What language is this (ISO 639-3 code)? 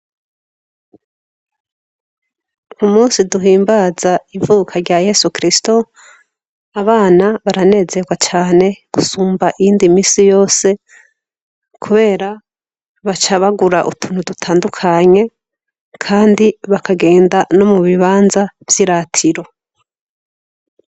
run